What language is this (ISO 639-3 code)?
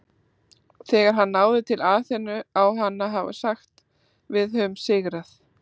isl